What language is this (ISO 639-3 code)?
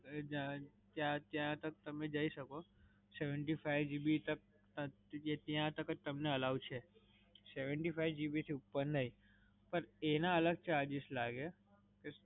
guj